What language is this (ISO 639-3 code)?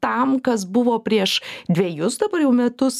lit